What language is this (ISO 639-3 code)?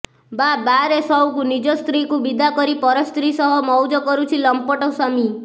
ori